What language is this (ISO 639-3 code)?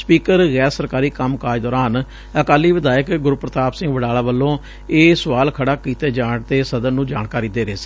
pan